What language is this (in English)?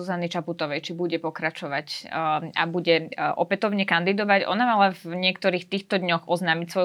Slovak